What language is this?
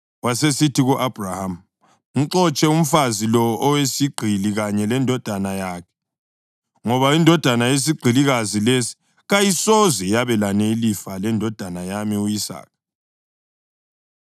North Ndebele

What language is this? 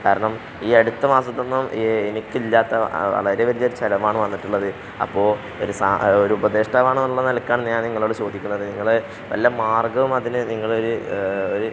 Malayalam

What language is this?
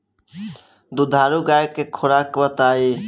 Bhojpuri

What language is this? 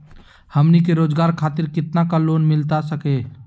Magahi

